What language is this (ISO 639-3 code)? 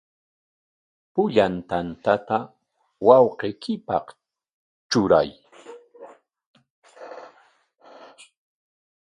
qwa